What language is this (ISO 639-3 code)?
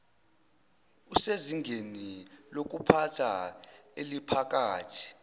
zul